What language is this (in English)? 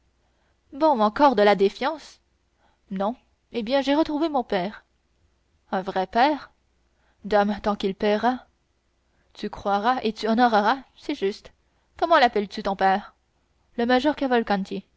French